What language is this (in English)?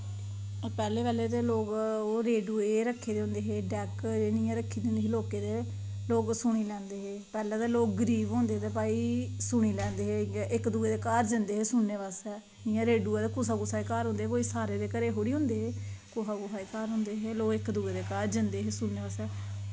Dogri